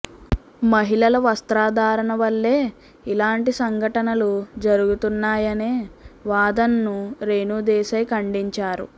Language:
Telugu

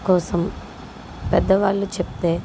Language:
Telugu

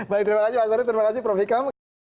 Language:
Indonesian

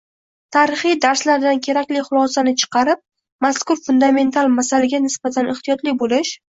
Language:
Uzbek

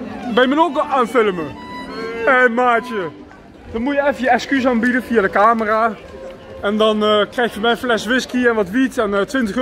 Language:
Dutch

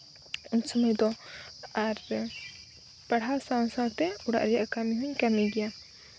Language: Santali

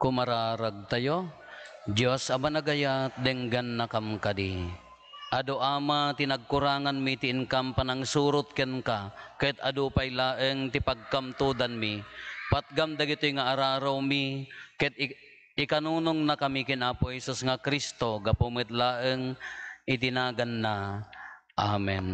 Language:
Filipino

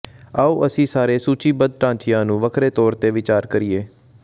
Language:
Punjabi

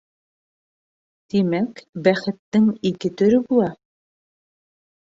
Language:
Bashkir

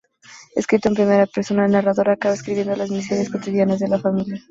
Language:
Spanish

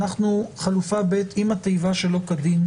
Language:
Hebrew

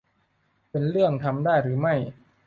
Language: Thai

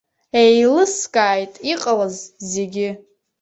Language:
Abkhazian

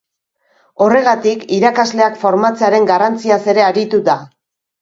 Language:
Basque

